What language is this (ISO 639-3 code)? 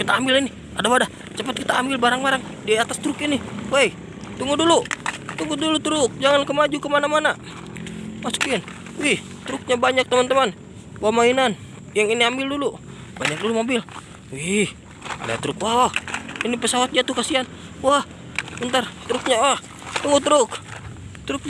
ind